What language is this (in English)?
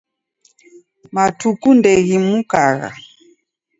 Taita